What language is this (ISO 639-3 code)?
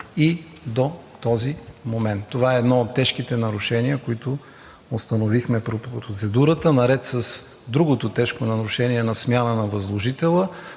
bul